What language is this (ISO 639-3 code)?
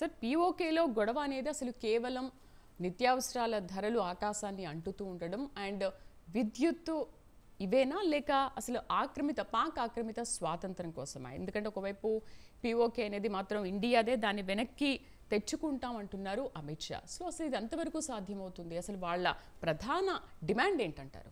tel